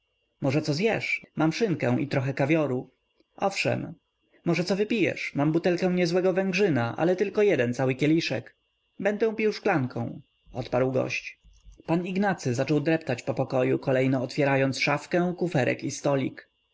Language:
Polish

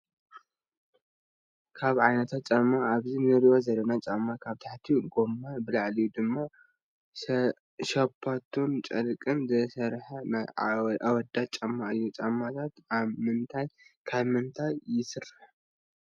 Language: Tigrinya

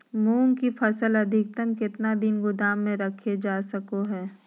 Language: Magahi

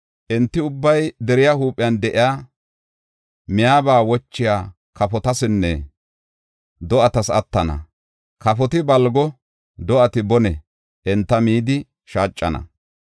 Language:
Gofa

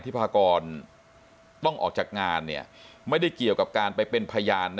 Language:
Thai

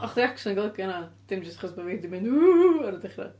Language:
Welsh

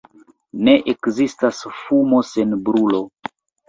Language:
Esperanto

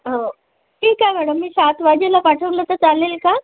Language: Marathi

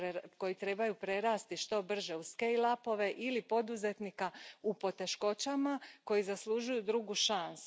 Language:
Croatian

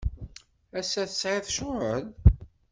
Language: Kabyle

